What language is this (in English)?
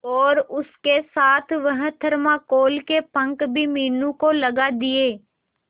Hindi